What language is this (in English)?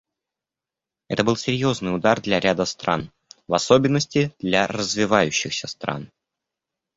Russian